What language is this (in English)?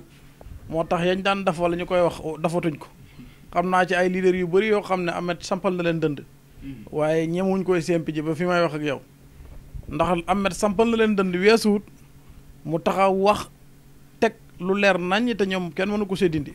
French